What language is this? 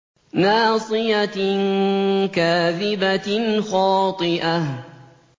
Arabic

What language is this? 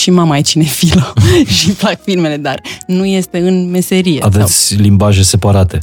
Romanian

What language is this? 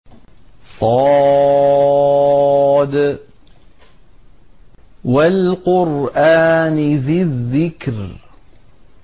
Arabic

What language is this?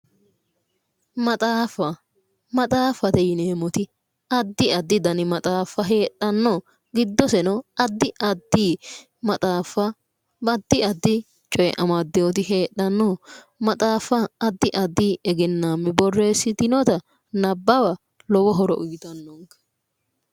Sidamo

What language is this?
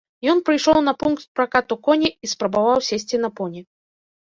Belarusian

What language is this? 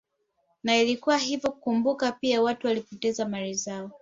Swahili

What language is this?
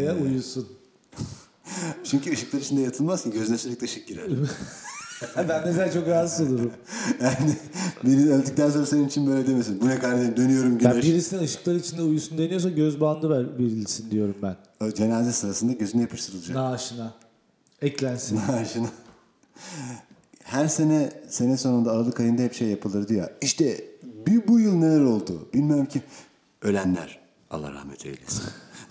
Turkish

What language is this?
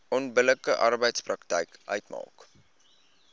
Afrikaans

